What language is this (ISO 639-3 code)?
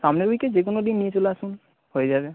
ben